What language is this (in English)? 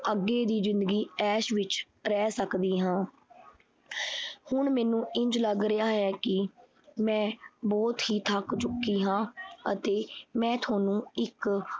Punjabi